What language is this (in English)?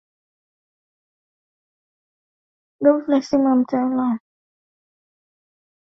Swahili